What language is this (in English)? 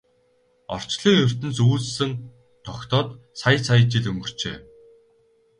Mongolian